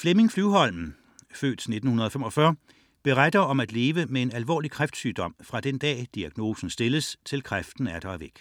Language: Danish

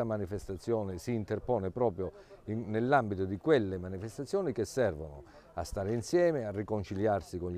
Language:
Italian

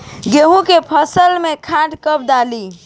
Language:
Bhojpuri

